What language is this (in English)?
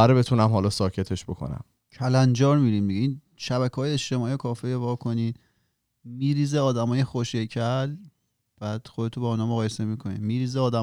Persian